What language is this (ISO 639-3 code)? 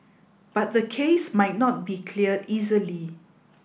eng